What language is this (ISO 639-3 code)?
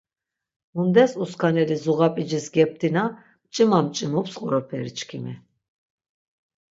lzz